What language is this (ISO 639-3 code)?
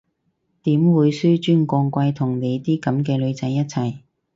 yue